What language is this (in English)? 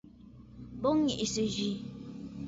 Bafut